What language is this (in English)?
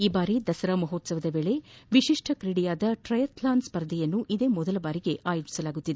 Kannada